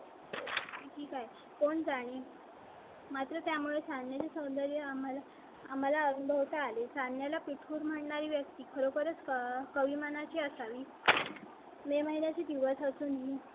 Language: Marathi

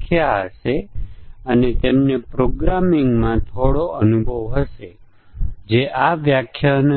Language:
Gujarati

